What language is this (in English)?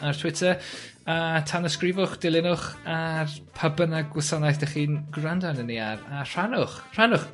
Welsh